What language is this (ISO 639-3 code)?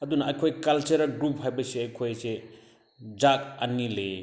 mni